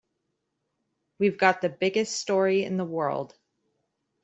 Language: English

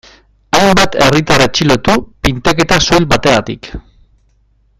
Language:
Basque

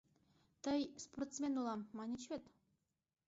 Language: Mari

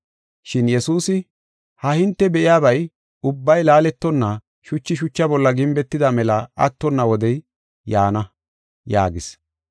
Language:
Gofa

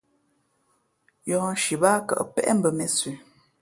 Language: Fe'fe'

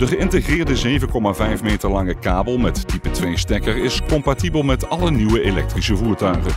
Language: Dutch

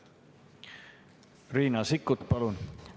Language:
Estonian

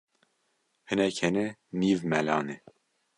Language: Kurdish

